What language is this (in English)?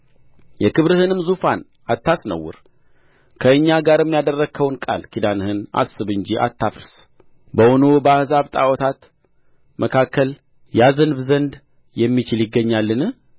Amharic